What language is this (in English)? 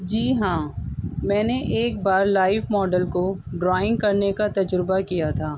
Urdu